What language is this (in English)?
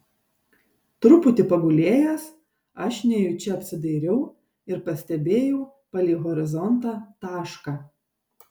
Lithuanian